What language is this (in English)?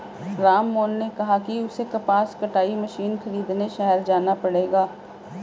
Hindi